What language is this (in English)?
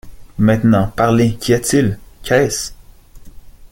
French